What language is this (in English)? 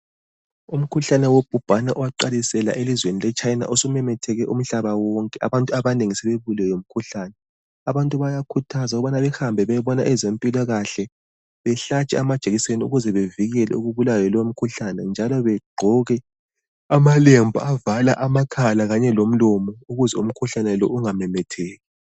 North Ndebele